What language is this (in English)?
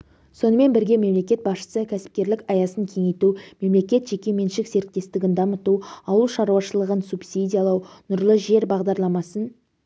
Kazakh